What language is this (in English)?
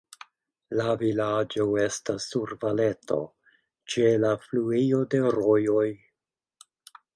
Esperanto